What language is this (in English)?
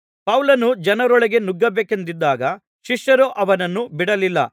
Kannada